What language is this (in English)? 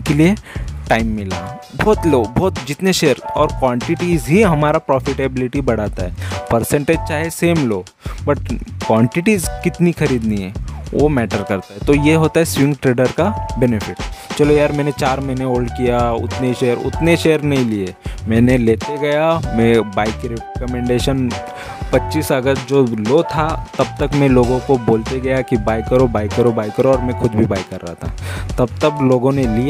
Hindi